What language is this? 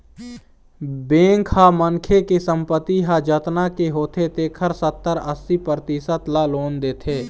Chhattisgarhi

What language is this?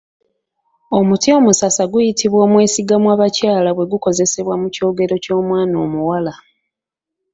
Ganda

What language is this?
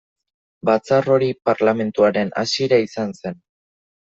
Basque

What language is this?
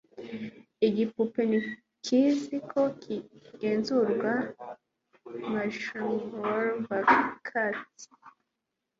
Kinyarwanda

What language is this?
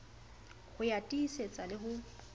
Southern Sotho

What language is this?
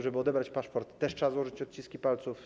Polish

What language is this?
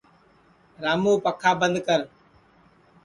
Sansi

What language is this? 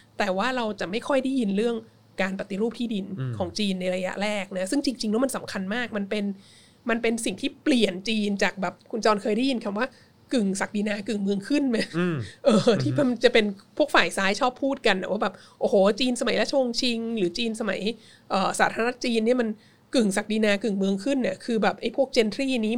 Thai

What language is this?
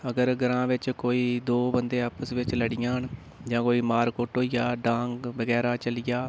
Dogri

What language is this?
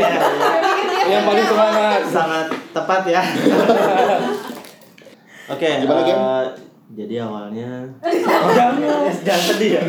Indonesian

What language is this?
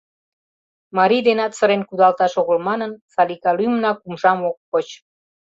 Mari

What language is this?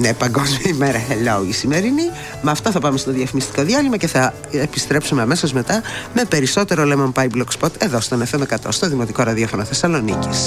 Greek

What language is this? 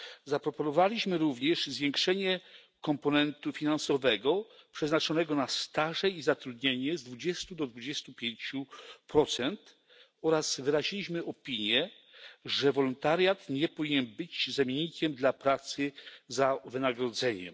Polish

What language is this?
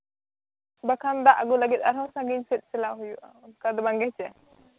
Santali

